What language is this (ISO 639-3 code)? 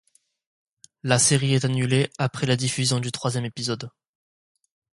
fra